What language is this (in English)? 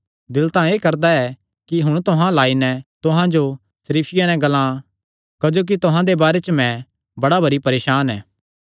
Kangri